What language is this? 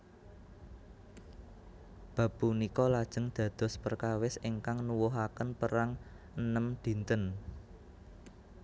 Javanese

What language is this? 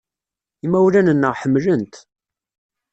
Kabyle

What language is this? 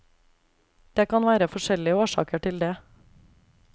Norwegian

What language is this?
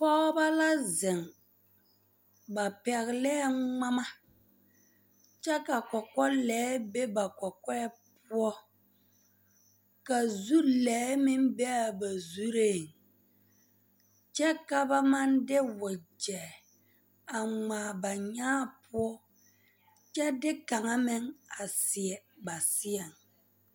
Southern Dagaare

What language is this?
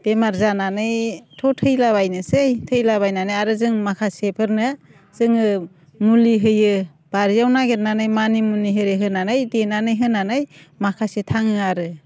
Bodo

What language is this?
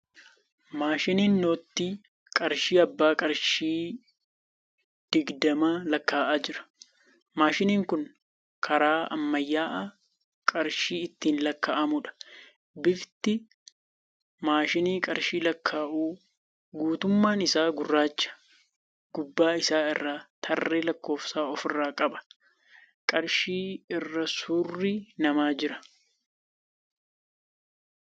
Oromo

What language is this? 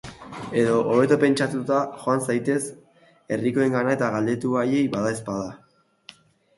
Basque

